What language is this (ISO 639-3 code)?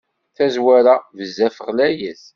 kab